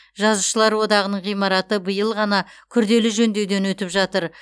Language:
Kazakh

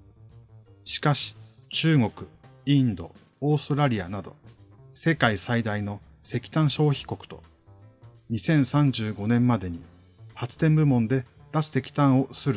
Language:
Japanese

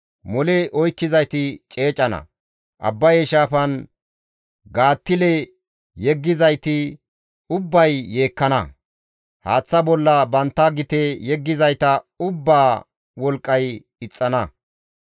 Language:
Gamo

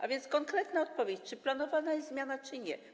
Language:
Polish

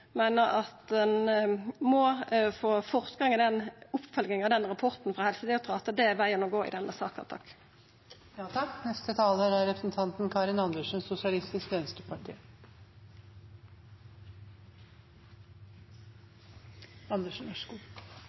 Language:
Norwegian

